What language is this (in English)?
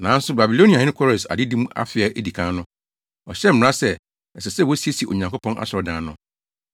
Akan